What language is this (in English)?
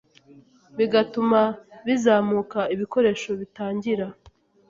Kinyarwanda